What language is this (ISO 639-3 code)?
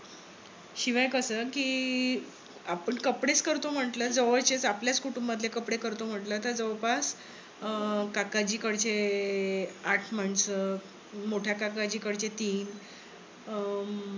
mar